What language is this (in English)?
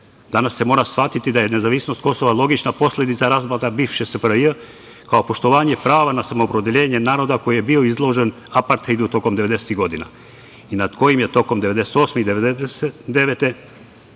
Serbian